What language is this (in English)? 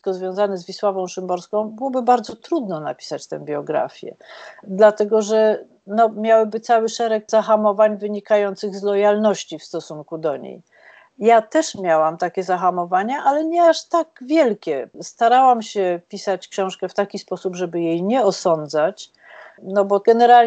Polish